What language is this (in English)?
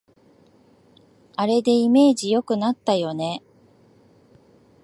Japanese